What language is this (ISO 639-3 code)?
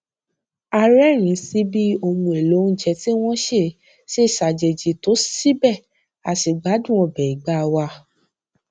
yor